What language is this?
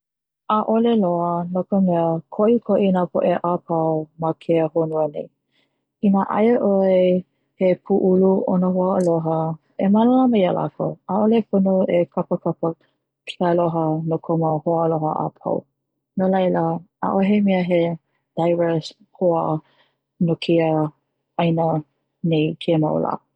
Hawaiian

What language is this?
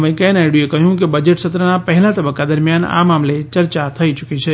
Gujarati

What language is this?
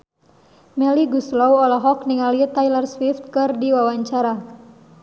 Sundanese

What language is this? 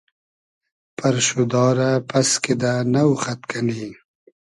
Hazaragi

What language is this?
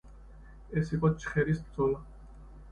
Georgian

